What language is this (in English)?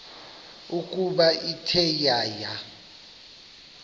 Xhosa